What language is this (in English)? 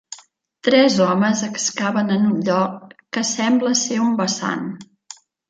Catalan